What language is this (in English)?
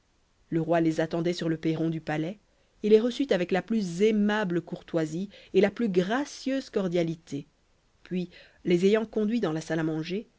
French